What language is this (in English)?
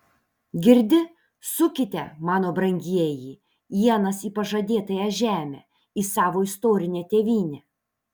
Lithuanian